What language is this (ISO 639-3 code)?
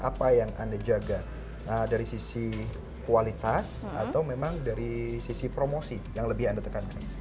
ind